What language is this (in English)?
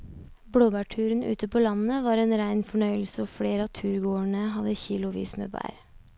Norwegian